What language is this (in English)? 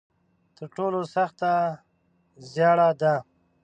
Pashto